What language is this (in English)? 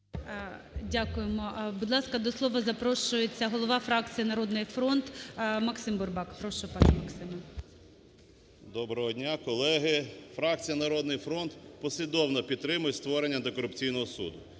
Ukrainian